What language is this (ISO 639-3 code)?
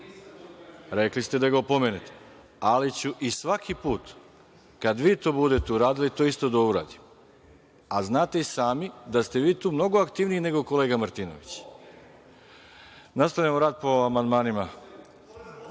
srp